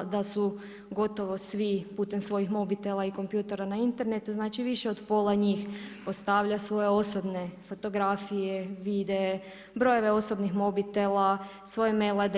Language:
Croatian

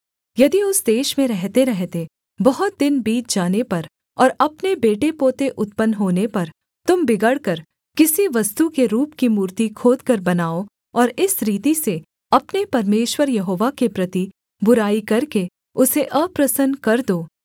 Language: Hindi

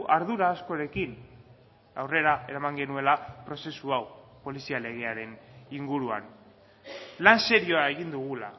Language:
Basque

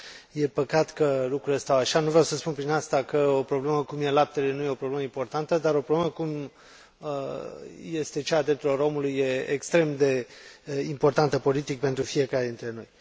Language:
Romanian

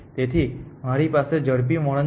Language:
Gujarati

